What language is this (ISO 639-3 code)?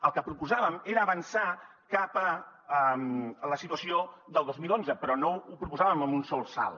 cat